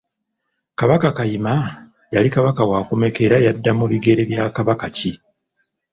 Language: Ganda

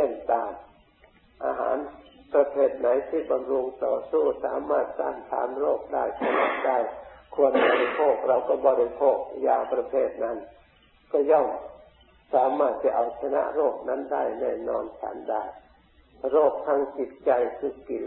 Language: Thai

